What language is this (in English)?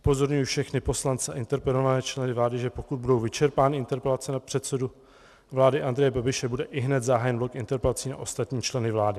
Czech